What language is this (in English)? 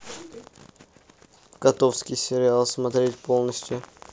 Russian